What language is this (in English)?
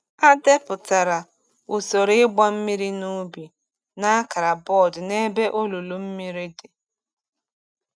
Igbo